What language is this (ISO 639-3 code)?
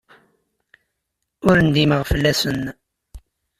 kab